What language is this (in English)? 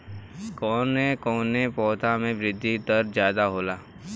Bhojpuri